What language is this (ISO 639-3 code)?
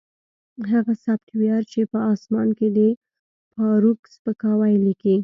pus